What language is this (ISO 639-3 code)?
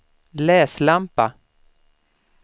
swe